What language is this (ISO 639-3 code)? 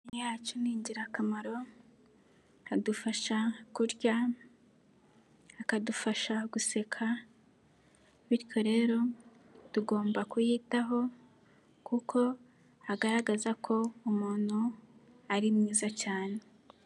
kin